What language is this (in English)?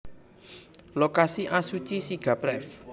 Javanese